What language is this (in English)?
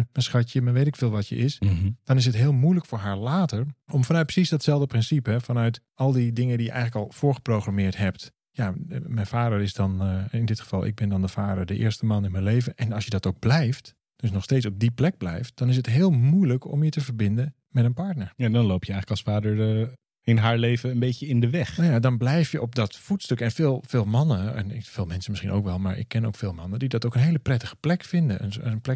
Dutch